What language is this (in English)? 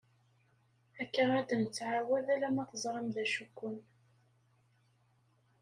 Kabyle